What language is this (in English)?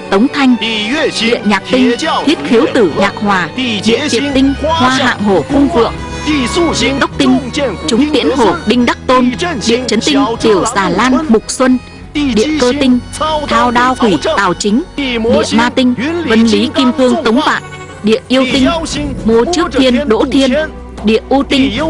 Vietnamese